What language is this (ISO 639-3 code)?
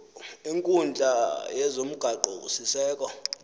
xho